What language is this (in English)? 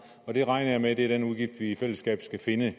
Danish